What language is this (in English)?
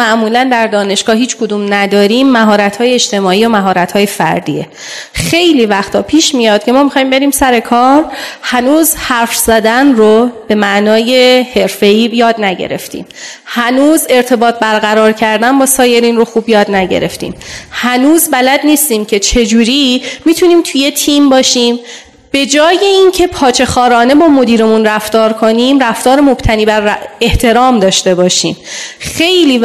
Persian